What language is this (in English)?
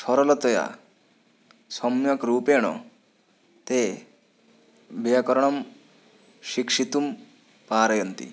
Sanskrit